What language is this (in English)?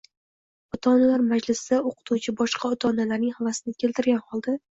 Uzbek